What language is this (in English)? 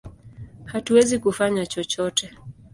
Swahili